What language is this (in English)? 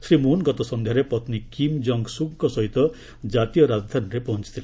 Odia